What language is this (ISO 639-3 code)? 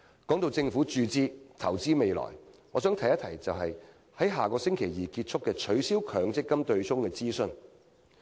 yue